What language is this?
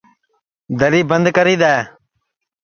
Sansi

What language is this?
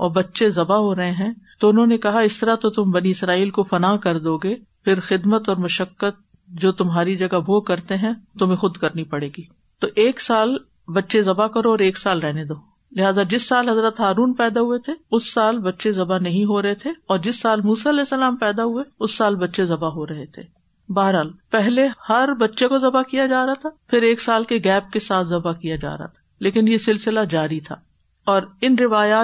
Urdu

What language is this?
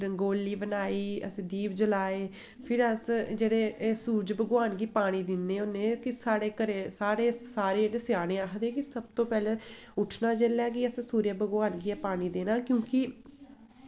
Dogri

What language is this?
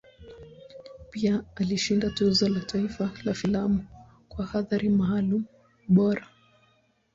Swahili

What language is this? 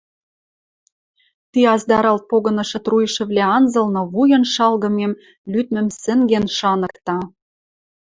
Western Mari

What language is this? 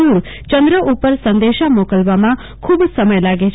Gujarati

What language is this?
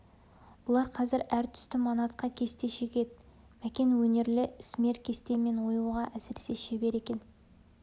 Kazakh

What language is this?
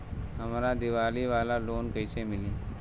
Bhojpuri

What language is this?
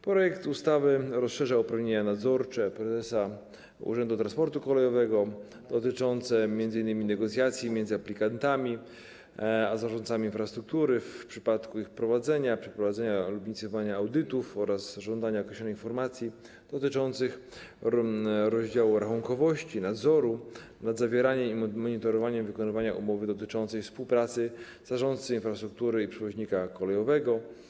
Polish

